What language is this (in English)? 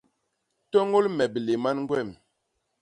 Basaa